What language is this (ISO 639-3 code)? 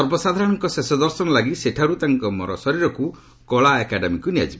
ori